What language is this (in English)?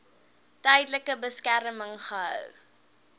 Afrikaans